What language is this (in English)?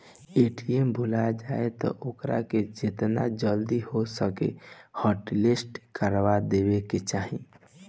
Bhojpuri